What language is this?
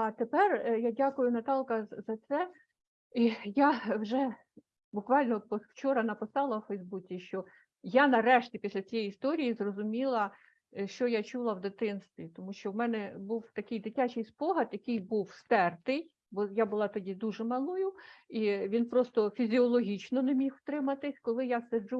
Ukrainian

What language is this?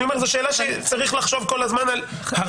Hebrew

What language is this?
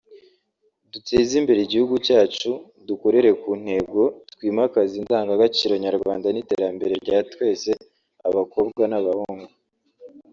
Kinyarwanda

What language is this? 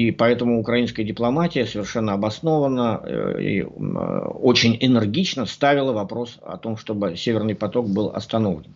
Russian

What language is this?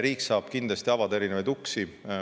Estonian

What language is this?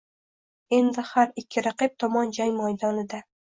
Uzbek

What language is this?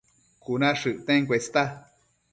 Matsés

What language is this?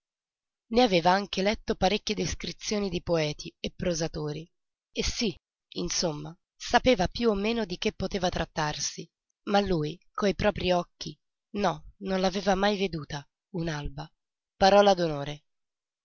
Italian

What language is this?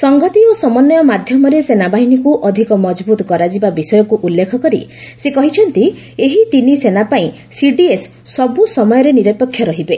Odia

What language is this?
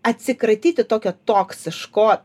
Lithuanian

